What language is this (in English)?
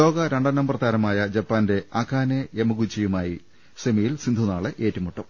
Malayalam